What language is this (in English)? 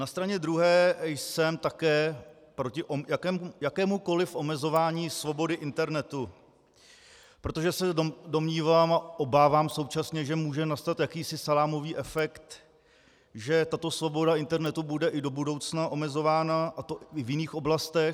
Czech